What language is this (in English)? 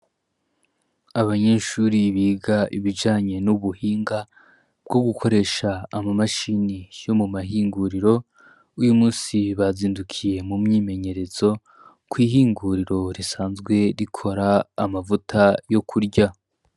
Rundi